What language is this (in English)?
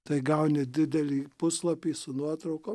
Lithuanian